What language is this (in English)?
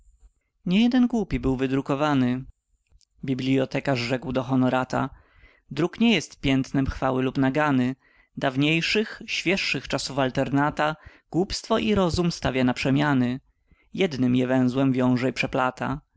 Polish